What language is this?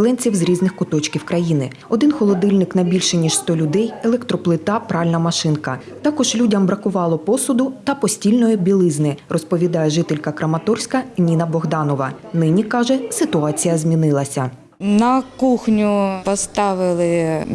Ukrainian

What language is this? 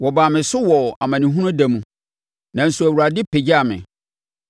Akan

